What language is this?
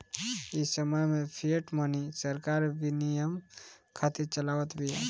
Bhojpuri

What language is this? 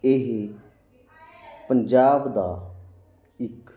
Punjabi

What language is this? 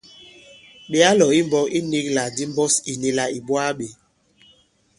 Bankon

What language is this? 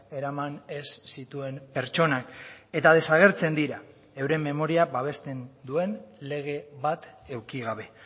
Basque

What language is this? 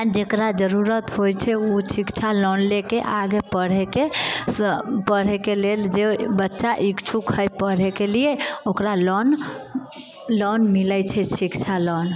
Maithili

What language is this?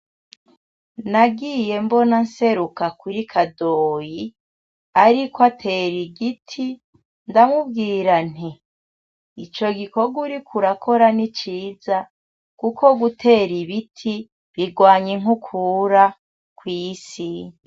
Rundi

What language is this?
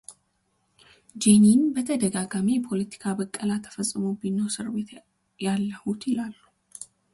Amharic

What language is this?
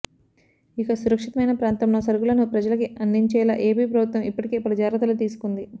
Telugu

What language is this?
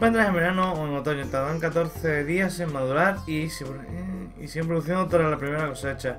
Spanish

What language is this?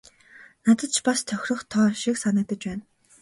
Mongolian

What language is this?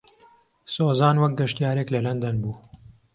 Central Kurdish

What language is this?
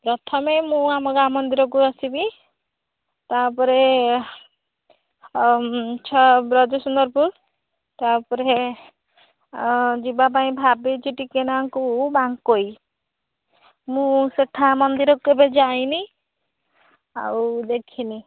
Odia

